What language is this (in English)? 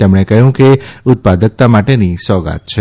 Gujarati